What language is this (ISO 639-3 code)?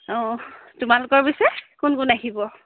asm